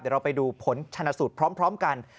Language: Thai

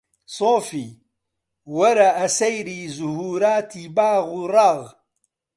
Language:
Central Kurdish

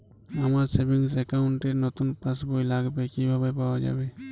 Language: Bangla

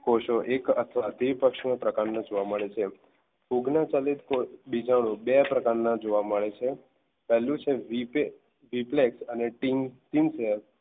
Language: Gujarati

